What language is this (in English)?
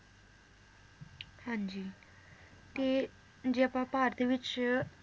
Punjabi